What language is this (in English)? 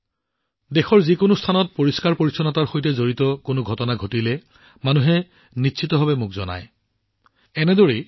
Assamese